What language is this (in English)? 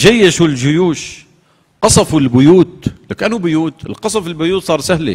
Arabic